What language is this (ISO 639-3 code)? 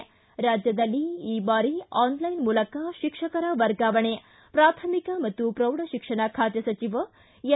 kan